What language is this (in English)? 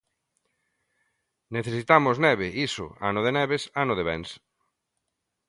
Galician